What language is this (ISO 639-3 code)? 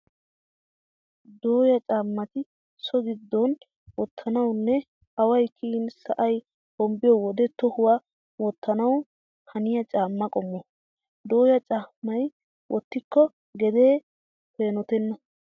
wal